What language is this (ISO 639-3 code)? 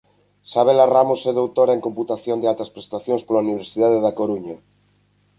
glg